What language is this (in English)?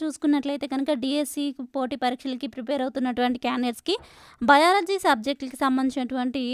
Telugu